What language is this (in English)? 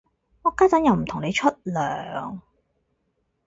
Cantonese